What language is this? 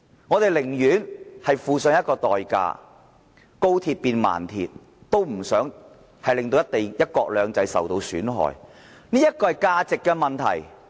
Cantonese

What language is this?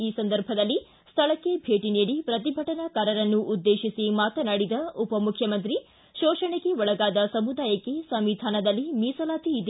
Kannada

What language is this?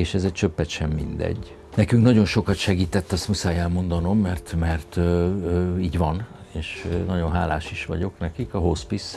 Hungarian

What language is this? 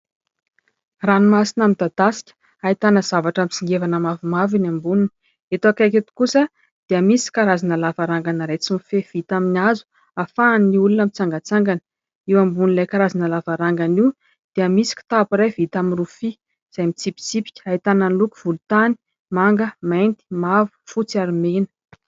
Malagasy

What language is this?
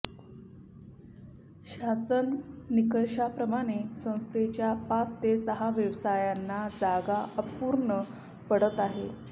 Marathi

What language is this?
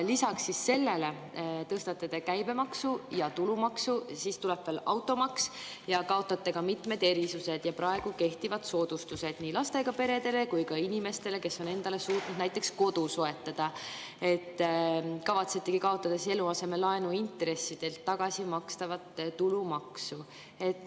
Estonian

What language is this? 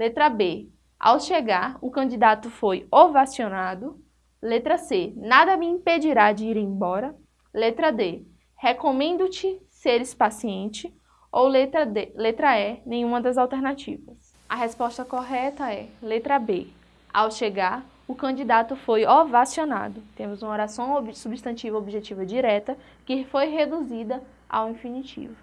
Portuguese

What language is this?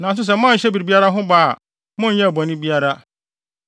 Akan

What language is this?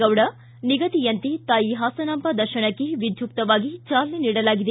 Kannada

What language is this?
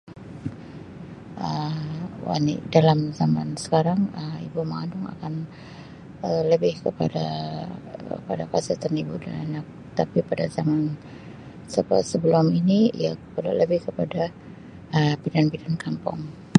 Sabah Malay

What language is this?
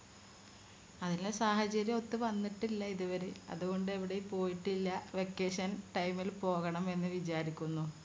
Malayalam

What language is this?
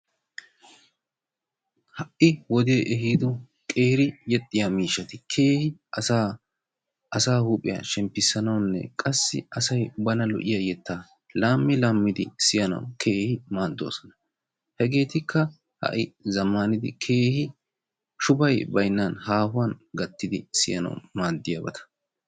Wolaytta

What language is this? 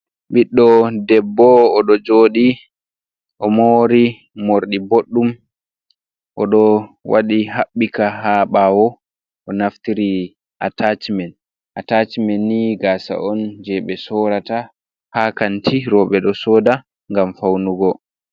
Fula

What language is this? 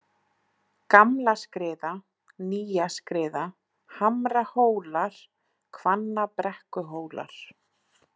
Icelandic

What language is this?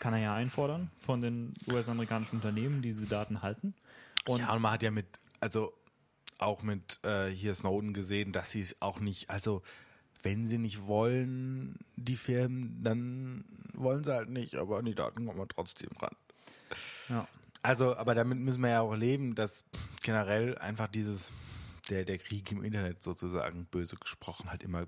German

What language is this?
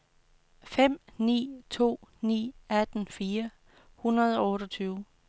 Danish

